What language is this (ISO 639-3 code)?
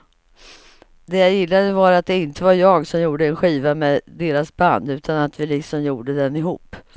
swe